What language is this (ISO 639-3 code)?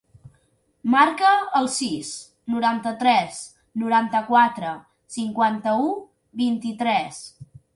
cat